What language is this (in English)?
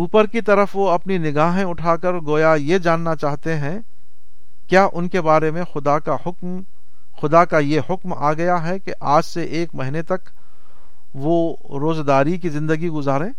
Urdu